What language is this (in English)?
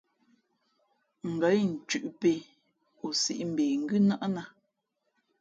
Fe'fe'